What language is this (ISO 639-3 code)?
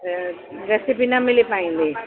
snd